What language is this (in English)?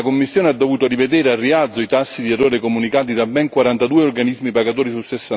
Italian